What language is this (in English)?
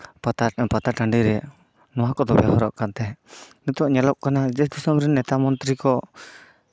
Santali